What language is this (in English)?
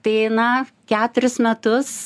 Lithuanian